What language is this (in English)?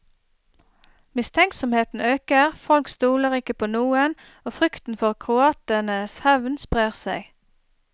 Norwegian